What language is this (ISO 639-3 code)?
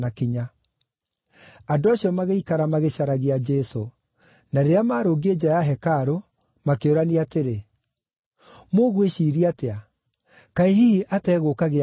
kik